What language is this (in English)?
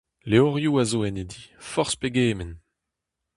Breton